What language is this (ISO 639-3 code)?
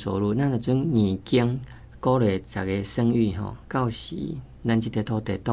zho